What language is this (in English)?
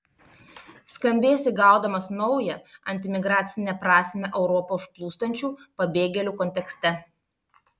Lithuanian